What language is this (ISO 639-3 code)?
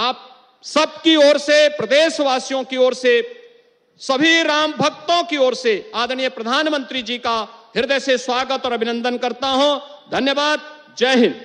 hin